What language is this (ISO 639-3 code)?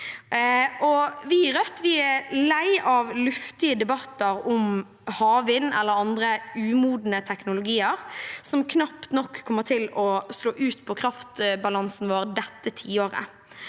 nor